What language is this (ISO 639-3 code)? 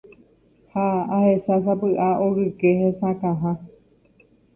grn